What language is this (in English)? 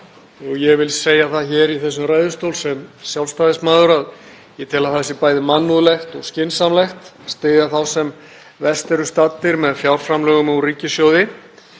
Icelandic